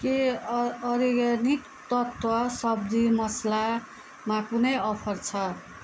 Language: Nepali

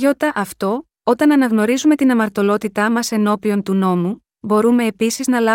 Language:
Greek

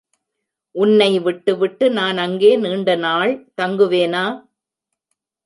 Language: Tamil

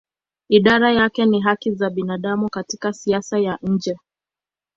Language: Swahili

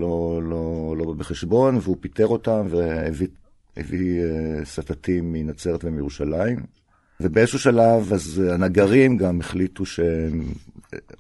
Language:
Hebrew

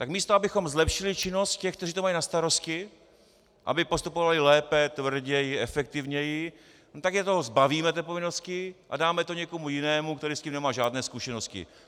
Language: Czech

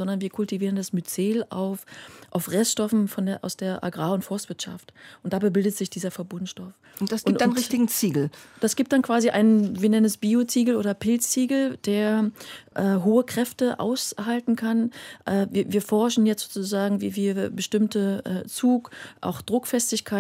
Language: German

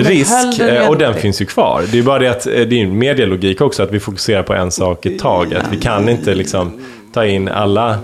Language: Swedish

